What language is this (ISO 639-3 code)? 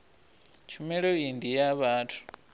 ven